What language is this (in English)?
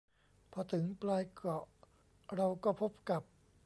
Thai